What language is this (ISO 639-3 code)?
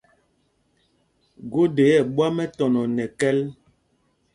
mgg